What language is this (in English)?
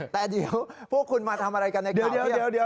Thai